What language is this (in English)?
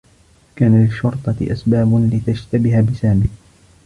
Arabic